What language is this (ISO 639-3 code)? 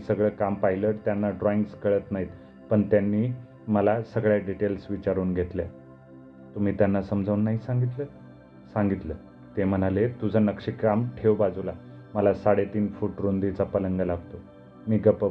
mar